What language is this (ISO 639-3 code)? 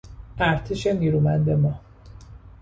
fas